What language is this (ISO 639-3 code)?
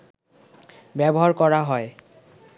ben